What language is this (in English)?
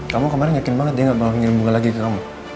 Indonesian